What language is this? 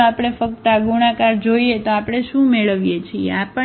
Gujarati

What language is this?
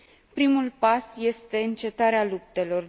Romanian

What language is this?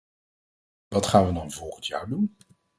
Dutch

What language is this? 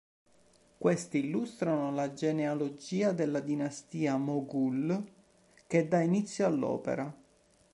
Italian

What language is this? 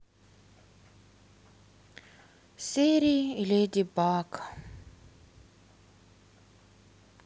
Russian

